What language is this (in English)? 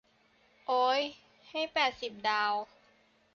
Thai